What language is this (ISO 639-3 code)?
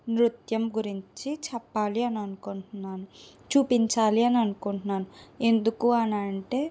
tel